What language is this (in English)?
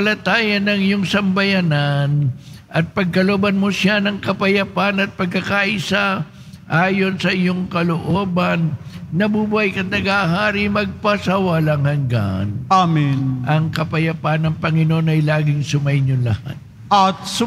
Filipino